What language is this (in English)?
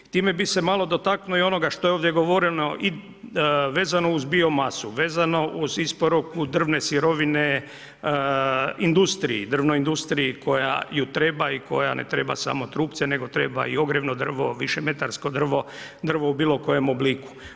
Croatian